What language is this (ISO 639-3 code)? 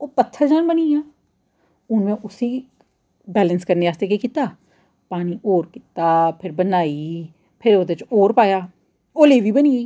doi